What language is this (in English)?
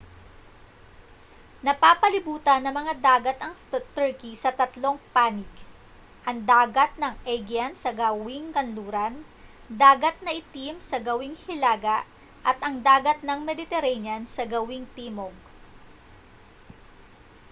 Filipino